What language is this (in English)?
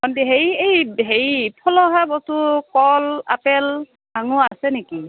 Assamese